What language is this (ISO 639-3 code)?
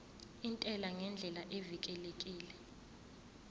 zul